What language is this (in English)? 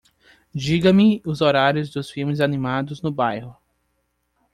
Portuguese